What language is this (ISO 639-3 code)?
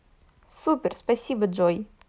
rus